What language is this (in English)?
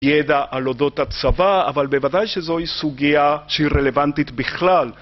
Hebrew